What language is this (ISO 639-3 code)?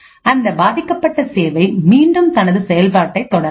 tam